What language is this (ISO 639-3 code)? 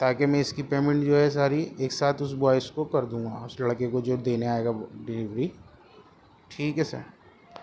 urd